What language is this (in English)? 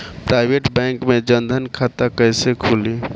Bhojpuri